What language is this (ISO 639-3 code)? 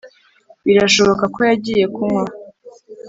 kin